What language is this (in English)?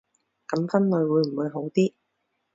Cantonese